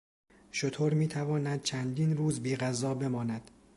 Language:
Persian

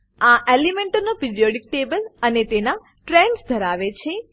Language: Gujarati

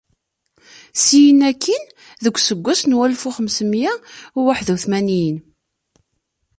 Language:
Kabyle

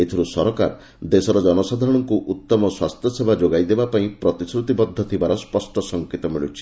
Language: Odia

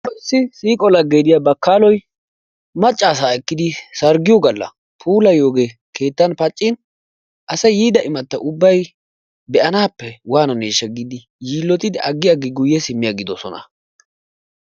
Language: Wolaytta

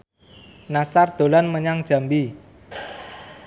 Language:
Javanese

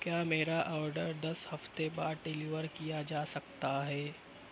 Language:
Urdu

